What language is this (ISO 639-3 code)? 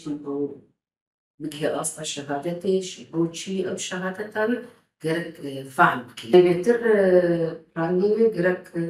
ara